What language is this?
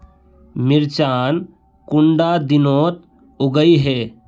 Magahi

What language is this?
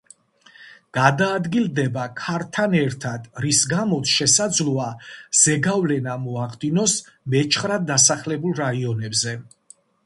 Georgian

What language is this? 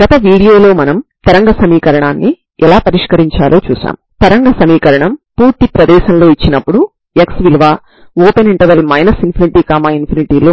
Telugu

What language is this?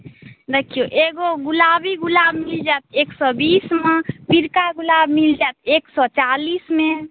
Maithili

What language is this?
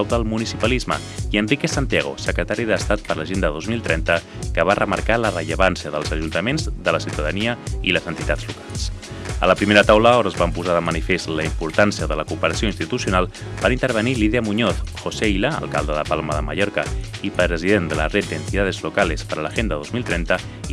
Catalan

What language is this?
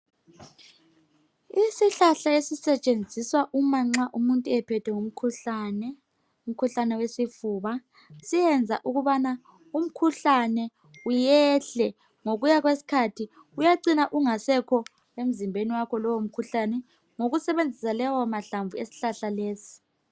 North Ndebele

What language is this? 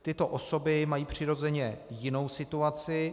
Czech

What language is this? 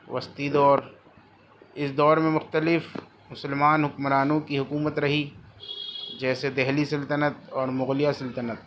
Urdu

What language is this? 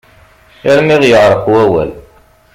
Kabyle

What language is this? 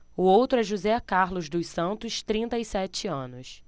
Portuguese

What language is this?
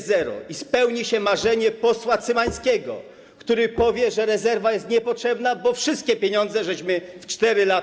Polish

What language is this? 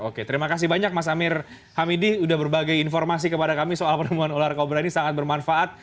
Indonesian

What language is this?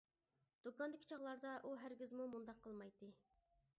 Uyghur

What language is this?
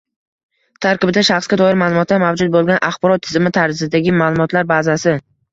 Uzbek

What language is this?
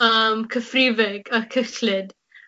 Welsh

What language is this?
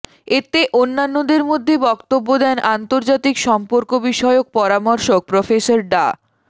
Bangla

